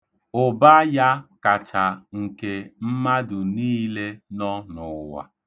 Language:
Igbo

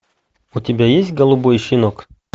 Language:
Russian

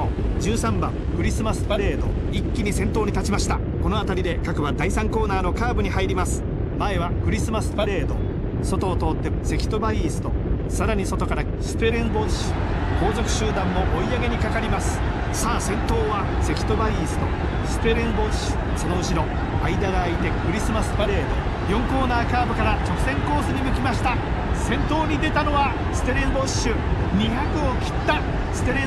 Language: Japanese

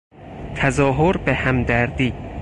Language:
Persian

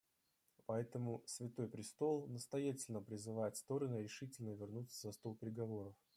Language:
Russian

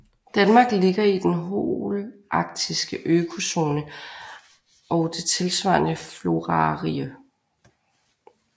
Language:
Danish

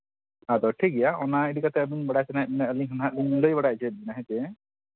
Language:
Santali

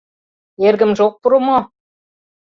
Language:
Mari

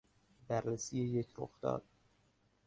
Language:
Persian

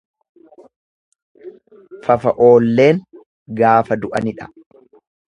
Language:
Oromo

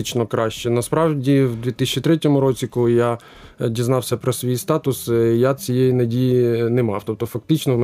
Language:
Ukrainian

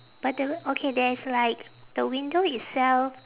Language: English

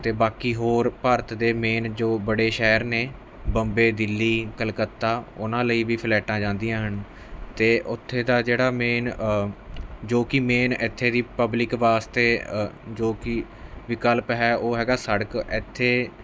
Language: Punjabi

